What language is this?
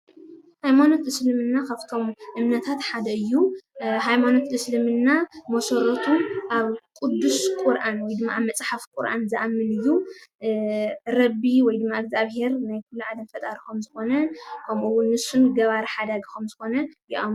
Tigrinya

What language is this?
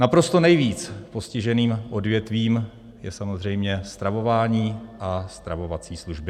Czech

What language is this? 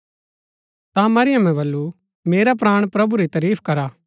Gaddi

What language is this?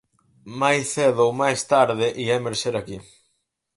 Galician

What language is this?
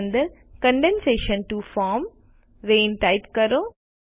Gujarati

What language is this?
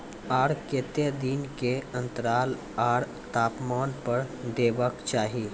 Maithili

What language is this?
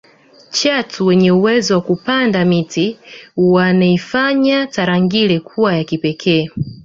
Swahili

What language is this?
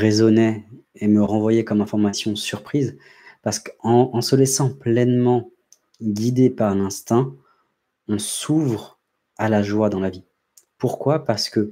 French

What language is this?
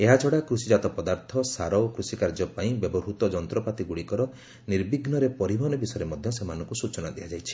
Odia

